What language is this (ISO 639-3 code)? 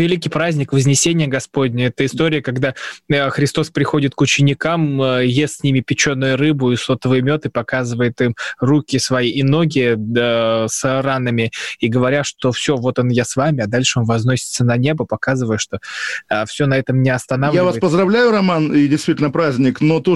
rus